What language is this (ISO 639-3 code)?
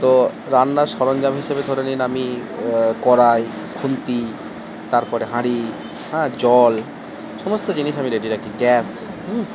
ben